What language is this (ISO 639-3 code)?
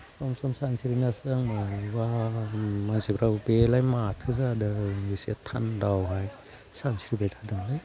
brx